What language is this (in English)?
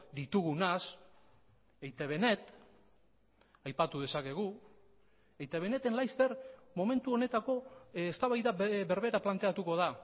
Basque